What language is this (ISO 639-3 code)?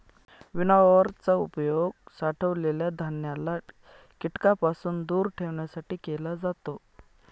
mar